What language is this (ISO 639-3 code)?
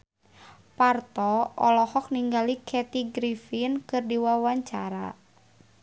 sun